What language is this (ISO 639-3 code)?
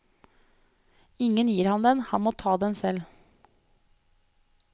nor